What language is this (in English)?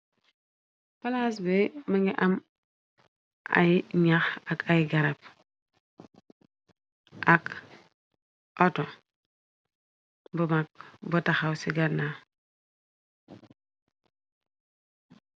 Wolof